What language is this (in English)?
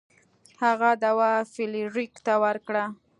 Pashto